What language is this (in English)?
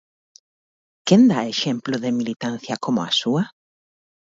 Galician